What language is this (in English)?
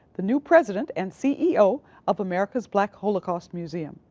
English